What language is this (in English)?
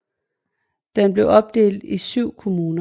Danish